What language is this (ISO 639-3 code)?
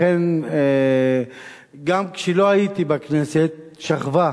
heb